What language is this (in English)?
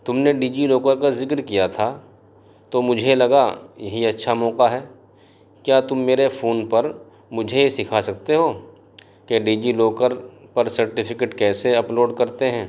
Urdu